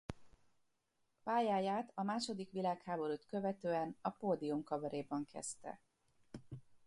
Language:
Hungarian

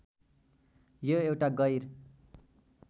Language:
Nepali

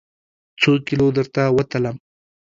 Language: Pashto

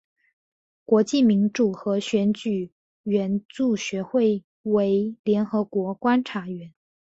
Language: Chinese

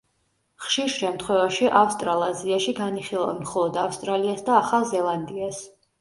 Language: Georgian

